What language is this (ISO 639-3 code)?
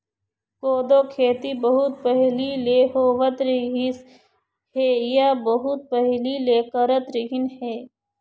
hne